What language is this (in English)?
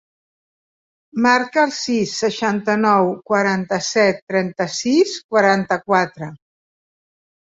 Catalan